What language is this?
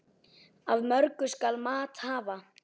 Icelandic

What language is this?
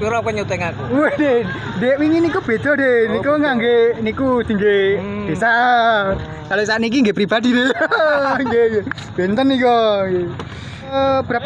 Indonesian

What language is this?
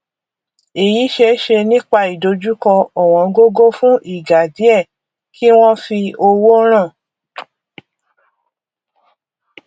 Yoruba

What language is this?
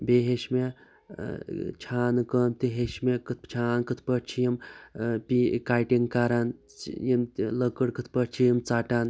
Kashmiri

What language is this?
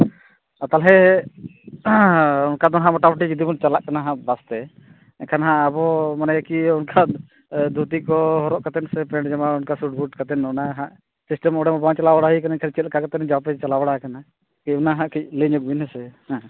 Santali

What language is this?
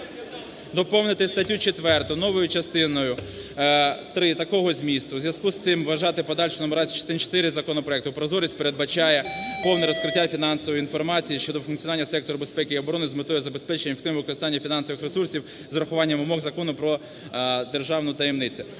Ukrainian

